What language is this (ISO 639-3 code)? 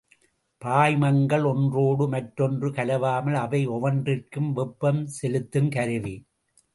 tam